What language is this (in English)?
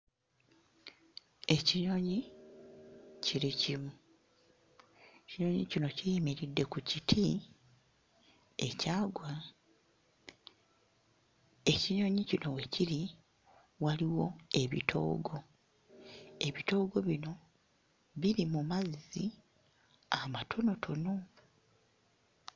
Ganda